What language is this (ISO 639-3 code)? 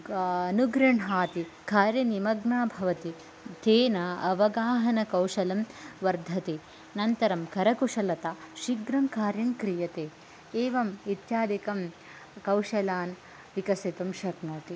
san